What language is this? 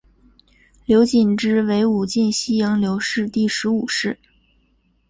Chinese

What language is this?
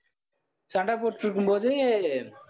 Tamil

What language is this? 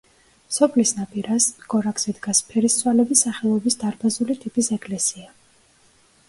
Georgian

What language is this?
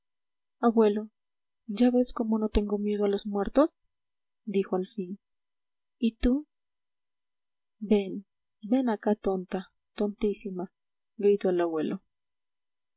Spanish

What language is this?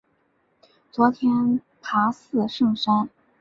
Chinese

